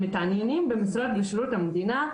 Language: Hebrew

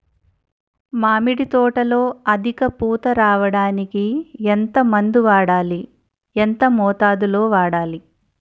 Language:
Telugu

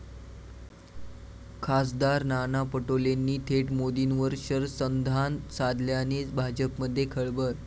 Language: Marathi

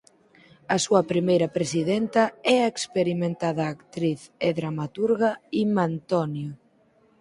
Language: Galician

